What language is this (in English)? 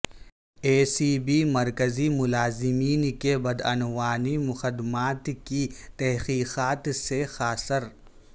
Urdu